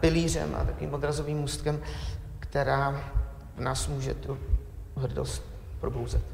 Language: Czech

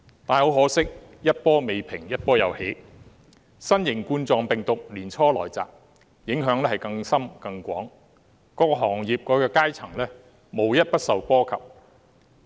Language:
Cantonese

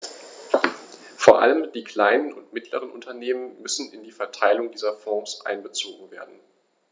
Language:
German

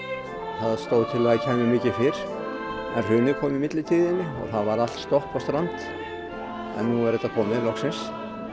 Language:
Icelandic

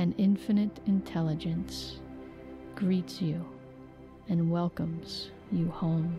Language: English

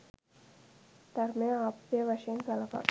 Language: Sinhala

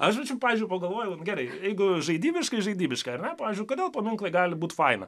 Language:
Lithuanian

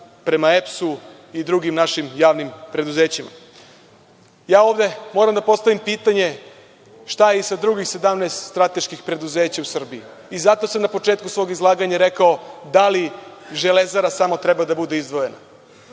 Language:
Serbian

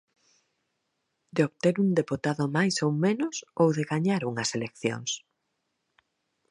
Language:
Galician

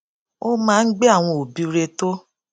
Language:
Yoruba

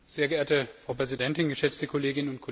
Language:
German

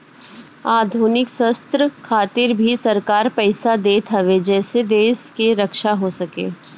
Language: Bhojpuri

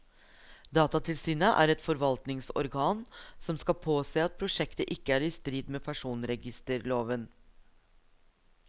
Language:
Norwegian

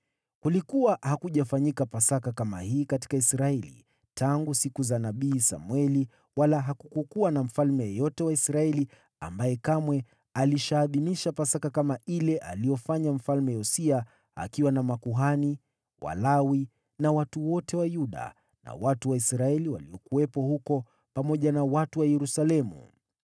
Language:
Swahili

